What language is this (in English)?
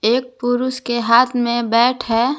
Hindi